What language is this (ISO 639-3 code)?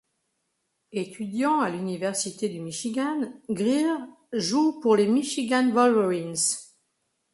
fra